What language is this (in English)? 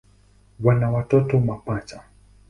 Swahili